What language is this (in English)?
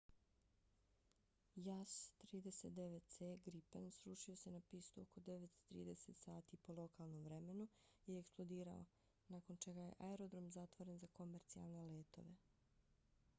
Bosnian